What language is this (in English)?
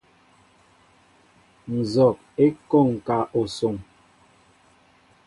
Mbo (Cameroon)